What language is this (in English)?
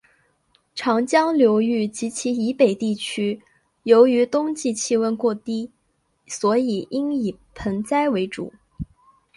Chinese